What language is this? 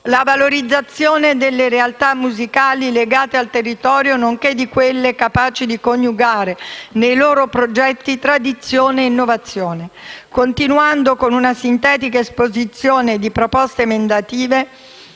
Italian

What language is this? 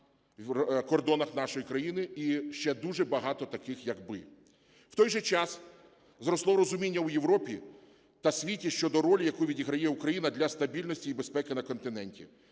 Ukrainian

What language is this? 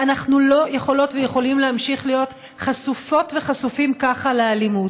Hebrew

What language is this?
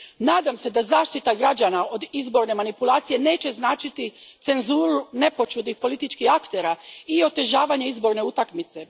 Croatian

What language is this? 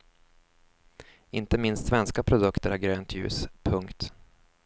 Swedish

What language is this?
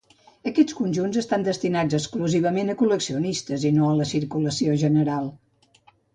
Catalan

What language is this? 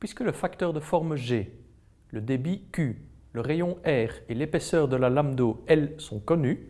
French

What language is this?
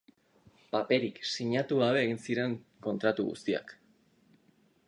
Basque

